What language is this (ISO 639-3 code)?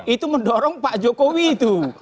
ind